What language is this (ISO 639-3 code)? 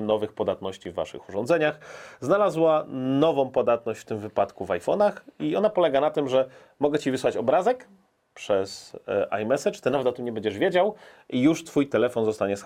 pol